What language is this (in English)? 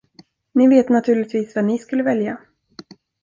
Swedish